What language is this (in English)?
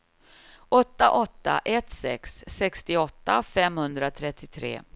Swedish